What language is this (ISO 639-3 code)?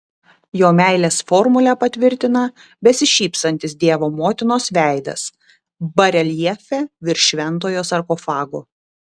lit